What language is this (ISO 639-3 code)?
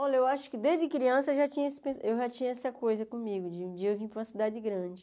por